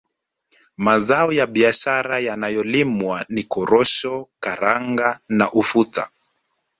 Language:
Swahili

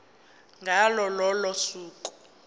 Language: Zulu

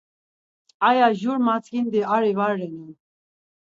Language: Laz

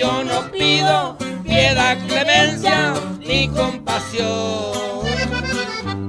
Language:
Spanish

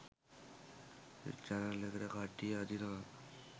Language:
Sinhala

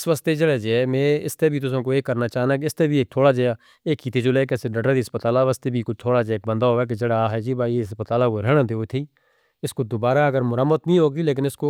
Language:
Northern Hindko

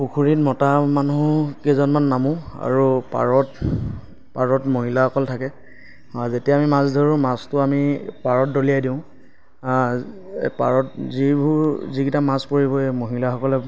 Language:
Assamese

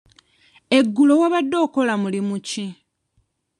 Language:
Ganda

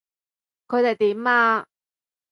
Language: Cantonese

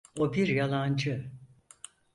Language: Turkish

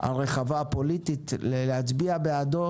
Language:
Hebrew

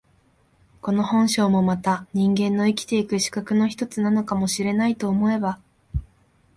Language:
Japanese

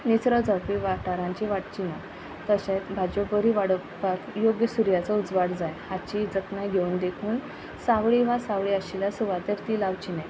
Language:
Konkani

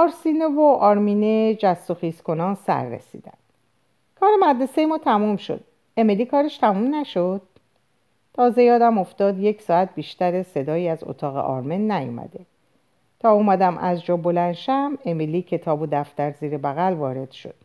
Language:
Persian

